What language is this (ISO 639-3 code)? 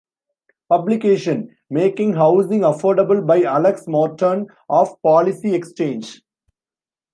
eng